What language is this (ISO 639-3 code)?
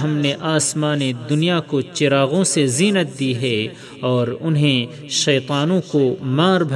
urd